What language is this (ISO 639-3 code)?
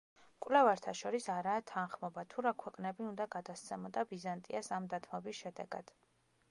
kat